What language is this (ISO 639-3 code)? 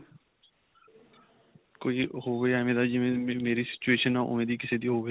pan